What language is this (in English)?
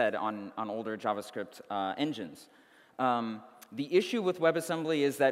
English